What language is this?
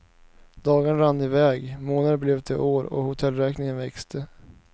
Swedish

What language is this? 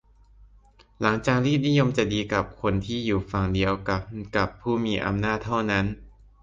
Thai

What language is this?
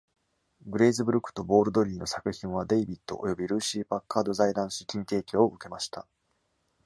Japanese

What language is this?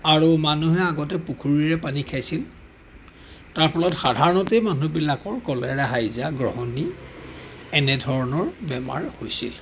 Assamese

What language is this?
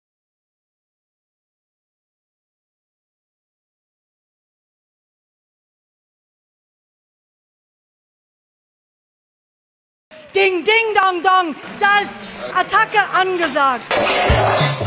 German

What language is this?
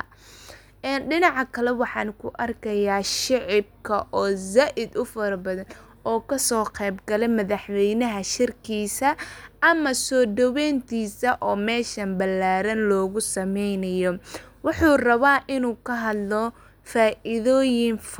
Somali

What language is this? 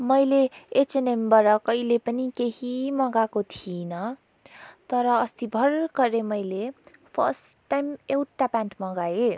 Nepali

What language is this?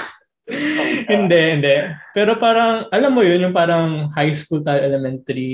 Filipino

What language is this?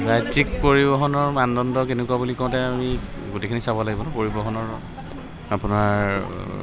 Assamese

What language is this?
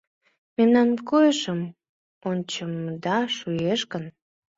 Mari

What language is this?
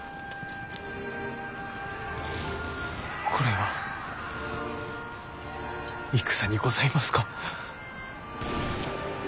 Japanese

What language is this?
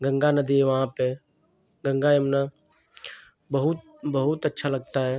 Hindi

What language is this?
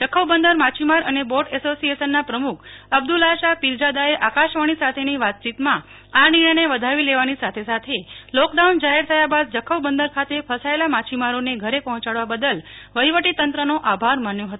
Gujarati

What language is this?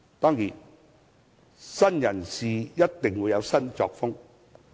Cantonese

